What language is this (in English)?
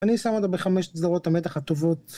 Hebrew